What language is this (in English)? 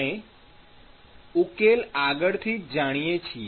Gujarati